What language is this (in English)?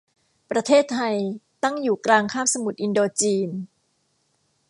Thai